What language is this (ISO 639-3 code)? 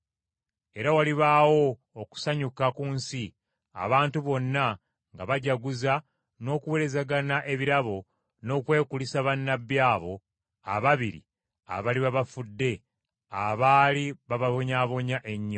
lug